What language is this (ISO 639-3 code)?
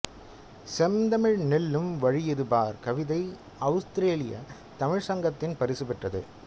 tam